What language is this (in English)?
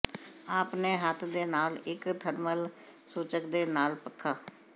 Punjabi